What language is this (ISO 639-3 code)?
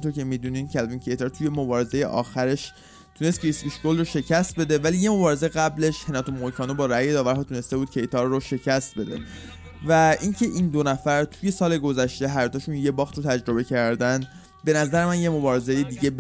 fas